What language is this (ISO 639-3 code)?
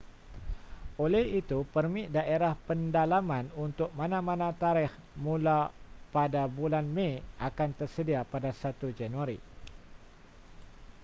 msa